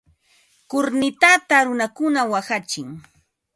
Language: Ambo-Pasco Quechua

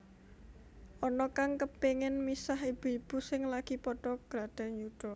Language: Javanese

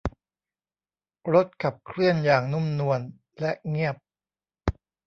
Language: Thai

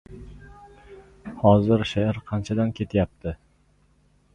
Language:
Uzbek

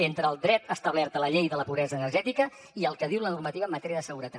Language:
Catalan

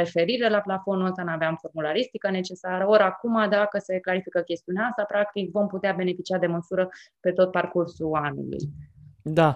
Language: Romanian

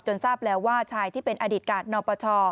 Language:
Thai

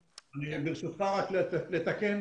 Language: Hebrew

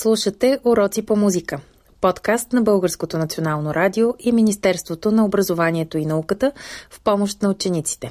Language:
Bulgarian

